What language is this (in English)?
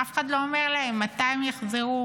Hebrew